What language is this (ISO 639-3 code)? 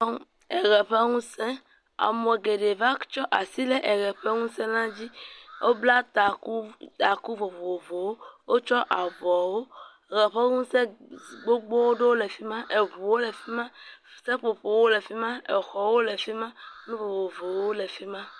ewe